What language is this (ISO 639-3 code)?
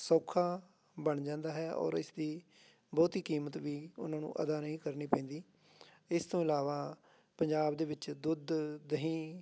pan